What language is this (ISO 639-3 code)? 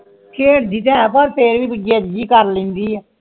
pan